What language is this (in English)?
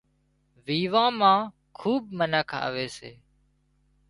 Wadiyara Koli